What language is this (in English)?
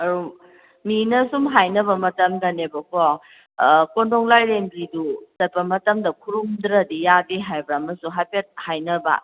Manipuri